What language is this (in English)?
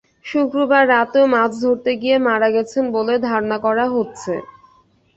Bangla